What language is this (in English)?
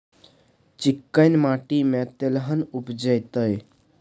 Maithili